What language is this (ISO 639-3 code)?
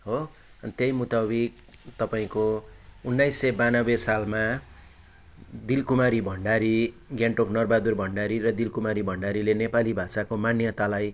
nep